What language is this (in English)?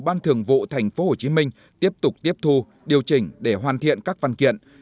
Vietnamese